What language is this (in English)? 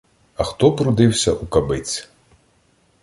Ukrainian